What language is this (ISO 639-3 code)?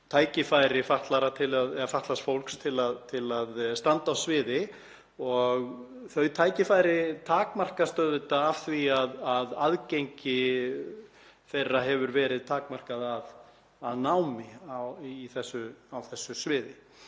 isl